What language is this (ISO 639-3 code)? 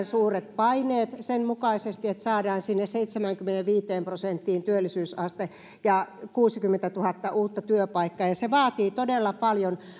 fin